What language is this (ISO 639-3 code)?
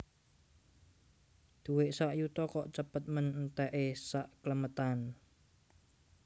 jav